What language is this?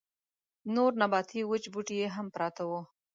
Pashto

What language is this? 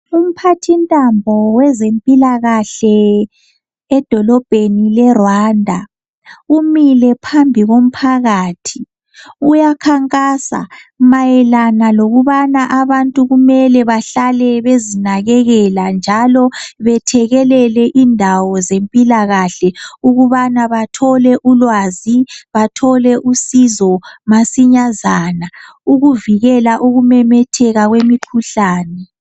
North Ndebele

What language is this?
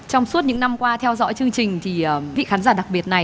Vietnamese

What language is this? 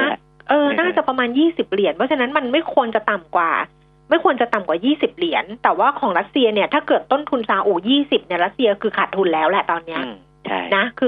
Thai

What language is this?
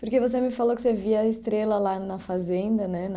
Portuguese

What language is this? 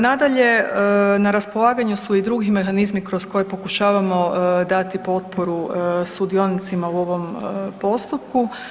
Croatian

